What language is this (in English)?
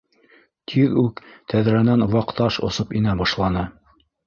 Bashkir